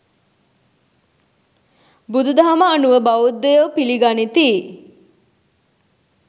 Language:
Sinhala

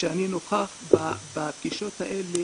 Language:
Hebrew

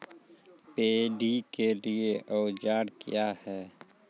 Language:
Maithili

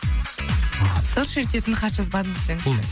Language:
Kazakh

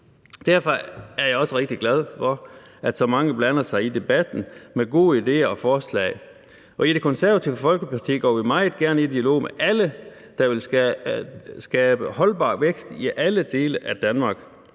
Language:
Danish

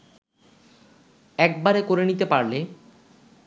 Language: Bangla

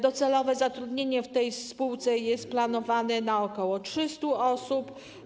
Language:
Polish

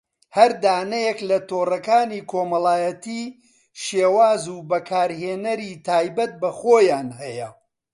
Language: Central Kurdish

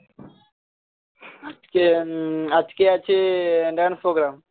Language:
Bangla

